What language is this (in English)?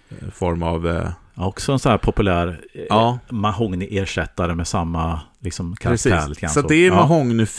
Swedish